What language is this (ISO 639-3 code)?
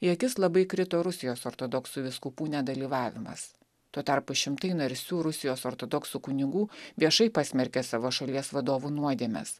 lit